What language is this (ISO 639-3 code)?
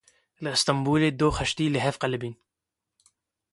kur